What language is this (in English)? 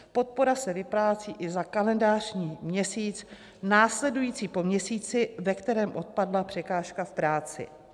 Czech